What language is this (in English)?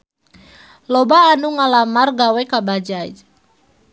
Sundanese